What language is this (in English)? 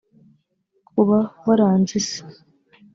Kinyarwanda